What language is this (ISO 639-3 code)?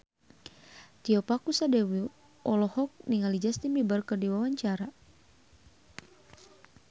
sun